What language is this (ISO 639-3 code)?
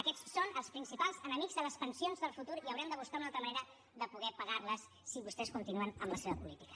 cat